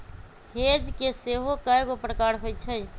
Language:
Magahi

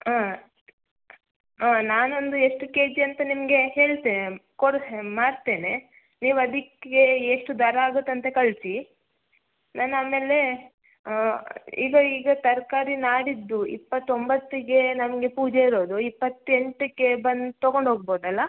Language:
Kannada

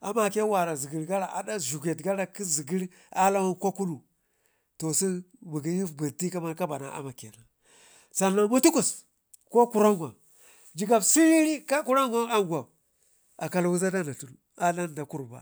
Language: Ngizim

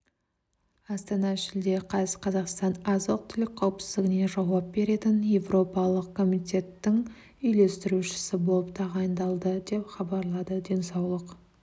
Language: Kazakh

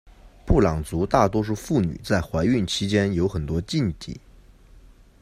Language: Chinese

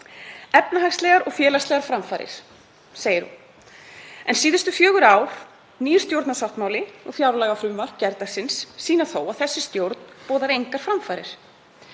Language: Icelandic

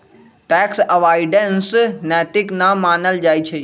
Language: Magahi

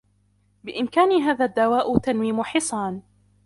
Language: Arabic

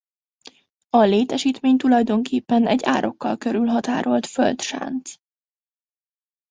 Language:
Hungarian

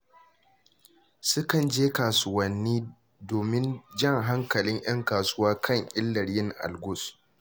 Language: Hausa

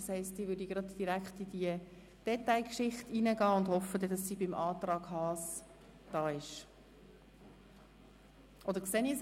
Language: Swiss German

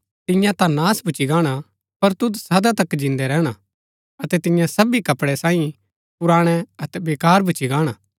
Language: Gaddi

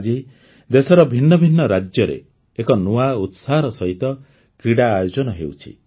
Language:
Odia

